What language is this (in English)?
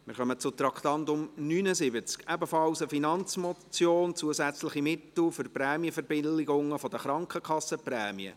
Swiss German